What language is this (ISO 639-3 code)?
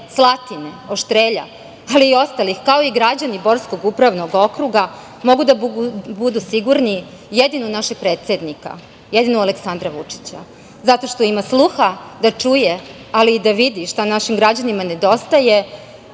srp